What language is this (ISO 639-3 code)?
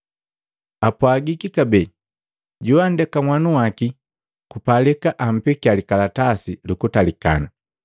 mgv